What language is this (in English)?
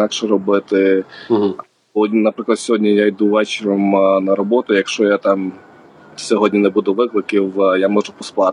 Ukrainian